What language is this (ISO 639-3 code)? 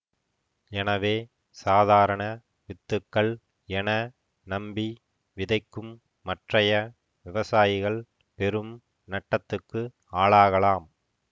tam